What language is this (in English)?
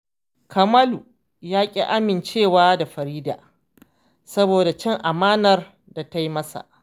Hausa